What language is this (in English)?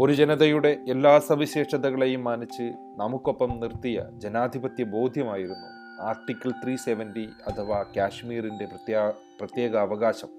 Malayalam